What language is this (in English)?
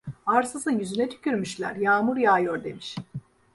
Turkish